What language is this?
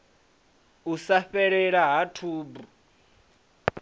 Venda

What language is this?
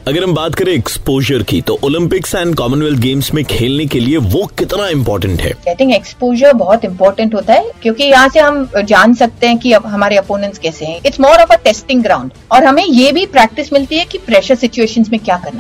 Hindi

